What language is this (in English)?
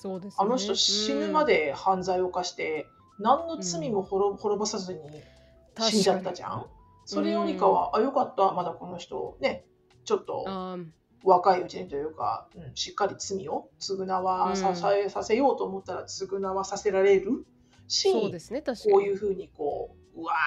Japanese